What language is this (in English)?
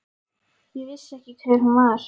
Icelandic